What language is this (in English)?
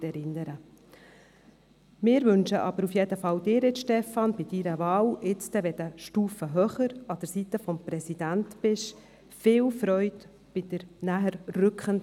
Swiss German